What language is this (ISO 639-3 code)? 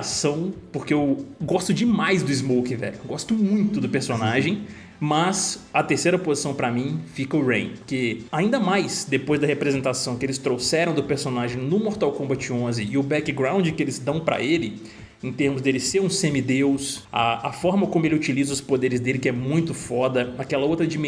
por